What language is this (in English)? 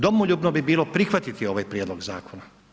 Croatian